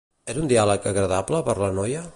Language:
Catalan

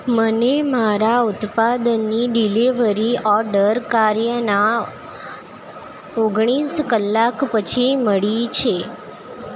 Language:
Gujarati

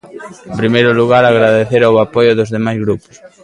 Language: Galician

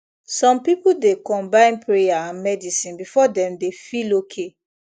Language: Nigerian Pidgin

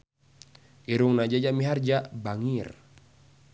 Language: Sundanese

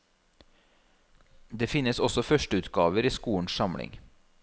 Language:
Norwegian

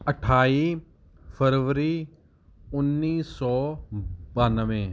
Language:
Punjabi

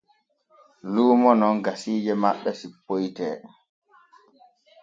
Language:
Borgu Fulfulde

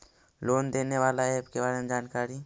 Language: Magahi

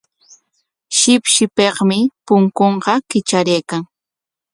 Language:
Corongo Ancash Quechua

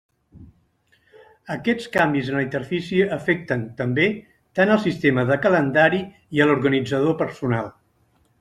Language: Catalan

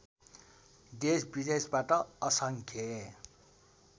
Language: Nepali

